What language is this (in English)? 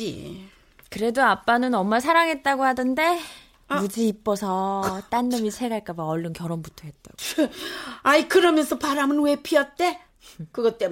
Korean